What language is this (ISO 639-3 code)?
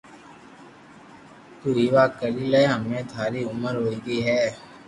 lrk